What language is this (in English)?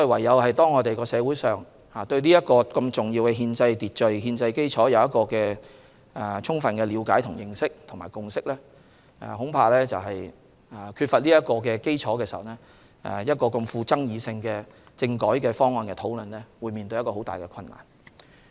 Cantonese